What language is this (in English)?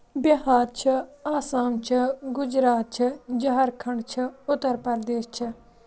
Kashmiri